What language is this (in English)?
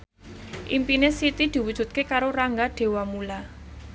Javanese